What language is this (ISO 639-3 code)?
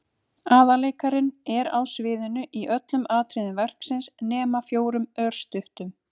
isl